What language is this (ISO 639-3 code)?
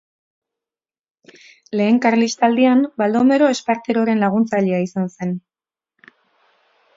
eus